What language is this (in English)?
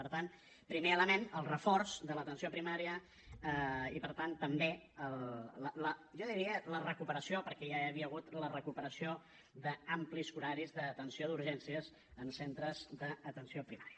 Catalan